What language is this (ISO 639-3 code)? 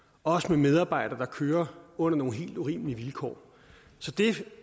dan